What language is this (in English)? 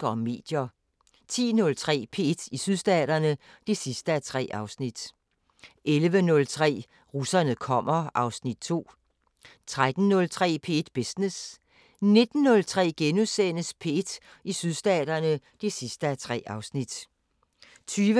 Danish